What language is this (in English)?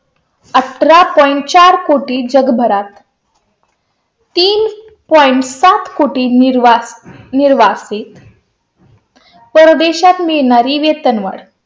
Marathi